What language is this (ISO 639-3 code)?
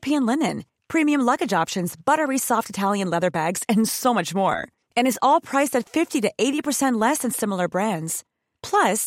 fil